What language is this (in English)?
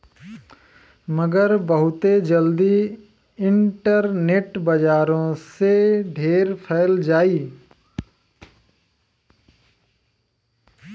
Bhojpuri